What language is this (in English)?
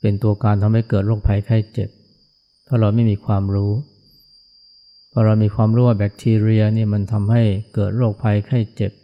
Thai